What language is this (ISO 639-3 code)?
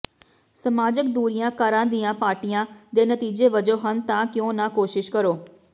pan